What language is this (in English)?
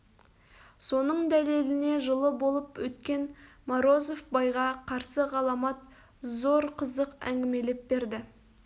Kazakh